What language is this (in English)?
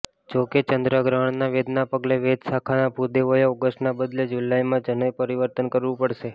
Gujarati